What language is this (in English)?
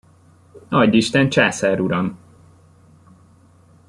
Hungarian